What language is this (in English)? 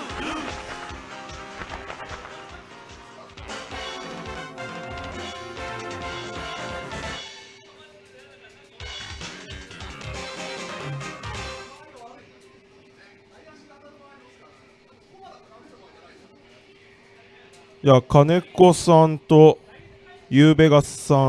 Japanese